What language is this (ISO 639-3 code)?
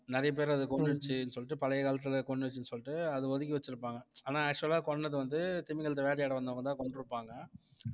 tam